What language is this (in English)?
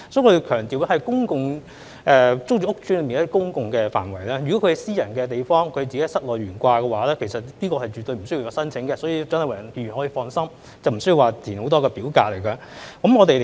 Cantonese